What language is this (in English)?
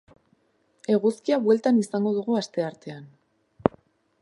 Basque